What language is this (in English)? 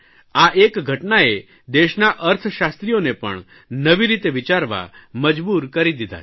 Gujarati